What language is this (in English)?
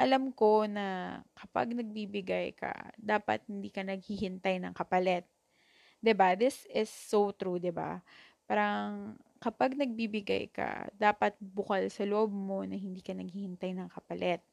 Filipino